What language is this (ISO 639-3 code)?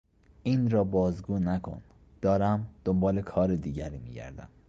fas